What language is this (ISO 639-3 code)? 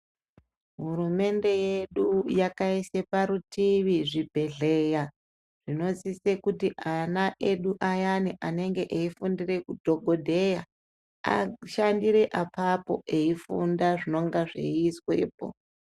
ndc